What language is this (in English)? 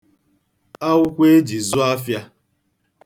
Igbo